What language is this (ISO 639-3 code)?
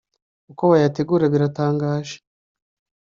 kin